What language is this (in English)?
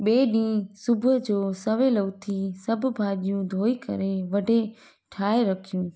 Sindhi